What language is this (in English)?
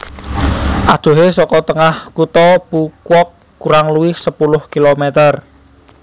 Javanese